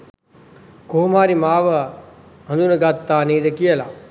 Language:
Sinhala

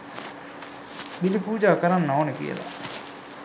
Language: Sinhala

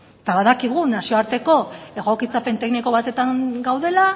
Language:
Basque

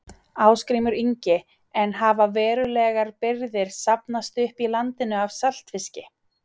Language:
Icelandic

